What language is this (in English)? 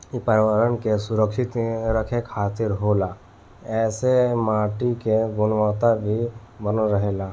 Bhojpuri